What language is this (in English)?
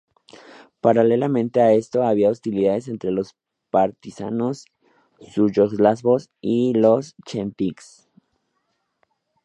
Spanish